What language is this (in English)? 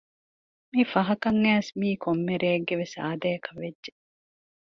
Divehi